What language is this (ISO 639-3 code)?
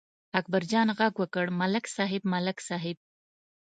pus